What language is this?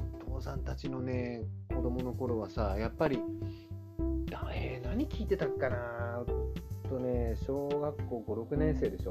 Japanese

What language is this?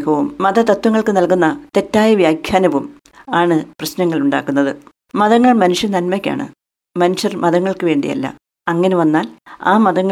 Malayalam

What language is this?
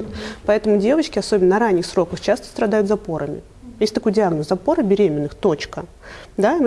Russian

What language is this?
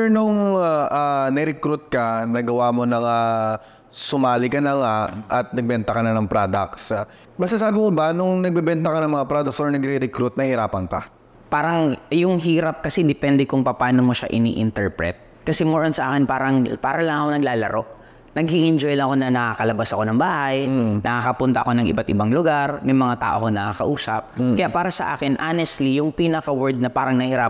Filipino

